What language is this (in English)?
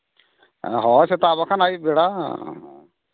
Santali